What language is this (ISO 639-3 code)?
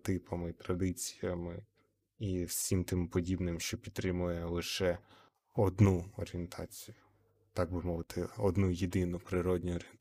ukr